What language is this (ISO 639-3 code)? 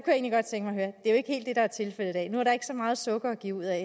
dan